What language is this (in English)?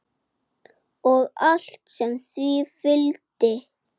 Icelandic